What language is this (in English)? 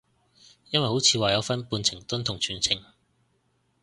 Cantonese